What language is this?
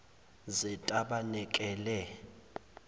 Zulu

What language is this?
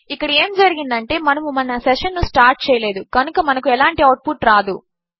Telugu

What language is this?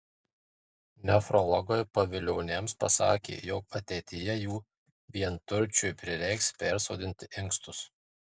Lithuanian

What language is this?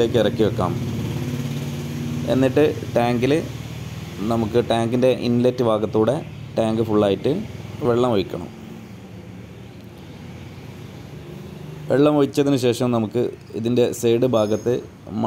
Turkish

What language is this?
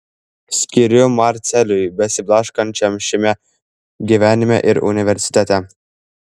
Lithuanian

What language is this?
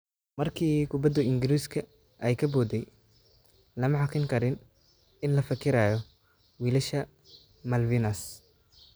Somali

